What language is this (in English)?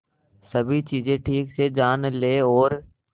Hindi